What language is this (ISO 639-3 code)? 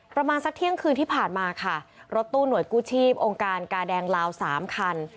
tha